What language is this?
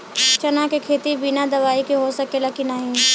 Bhojpuri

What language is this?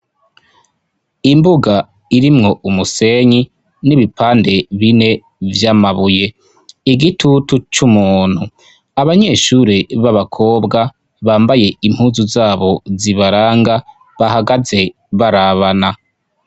Rundi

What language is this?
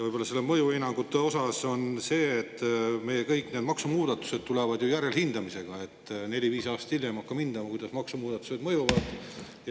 Estonian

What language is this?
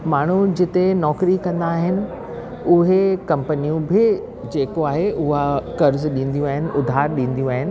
Sindhi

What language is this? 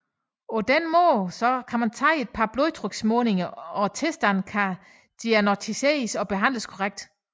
Danish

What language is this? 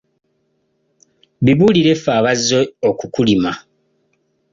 Ganda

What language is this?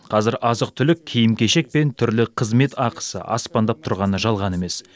Kazakh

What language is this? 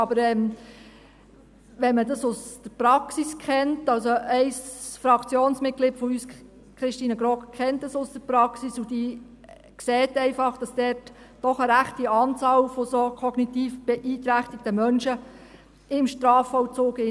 Swiss German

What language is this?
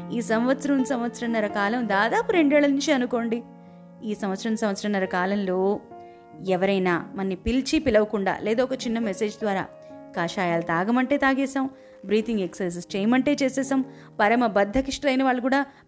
Telugu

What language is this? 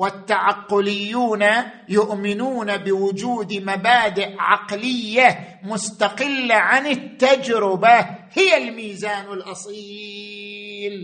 Arabic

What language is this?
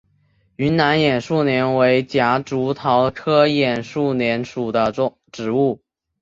Chinese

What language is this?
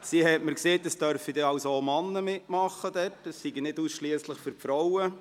Swiss German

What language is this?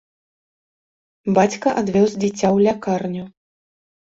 Belarusian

